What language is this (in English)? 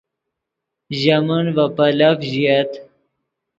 Yidgha